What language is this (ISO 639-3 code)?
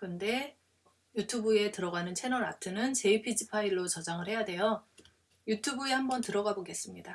kor